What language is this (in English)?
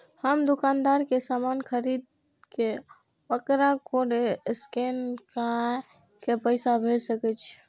Maithili